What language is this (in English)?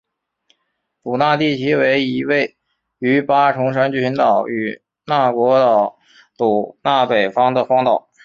Chinese